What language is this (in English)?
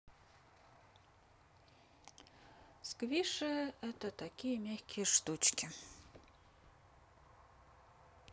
Russian